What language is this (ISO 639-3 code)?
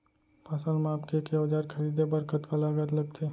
hne